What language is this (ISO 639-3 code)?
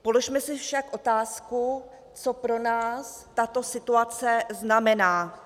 ces